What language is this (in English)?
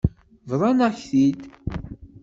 Kabyle